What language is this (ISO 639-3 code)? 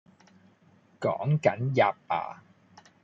yue